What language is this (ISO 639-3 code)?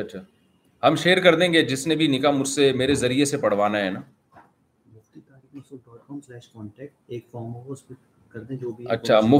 urd